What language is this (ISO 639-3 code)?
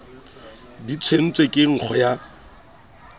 sot